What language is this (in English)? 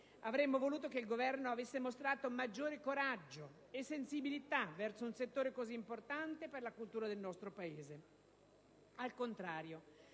Italian